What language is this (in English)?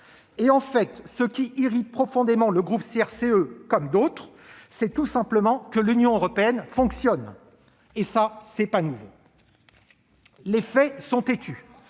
French